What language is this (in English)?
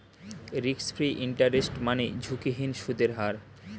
Bangla